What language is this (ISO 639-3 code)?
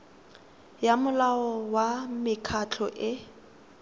tsn